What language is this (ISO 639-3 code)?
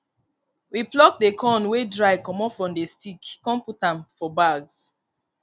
pcm